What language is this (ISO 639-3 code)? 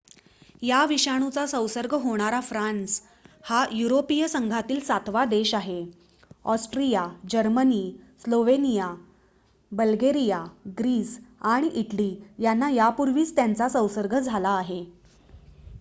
mar